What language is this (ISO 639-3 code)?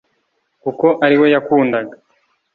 kin